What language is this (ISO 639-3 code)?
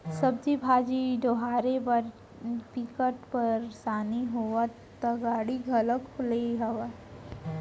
hne